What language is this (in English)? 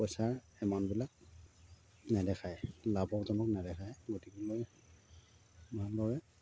Assamese